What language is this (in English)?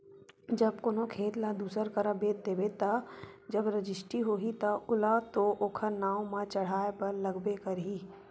Chhattisgarhi